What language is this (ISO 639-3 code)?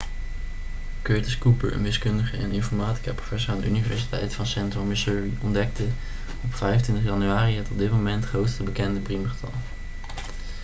nld